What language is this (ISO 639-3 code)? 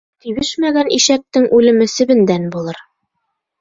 bak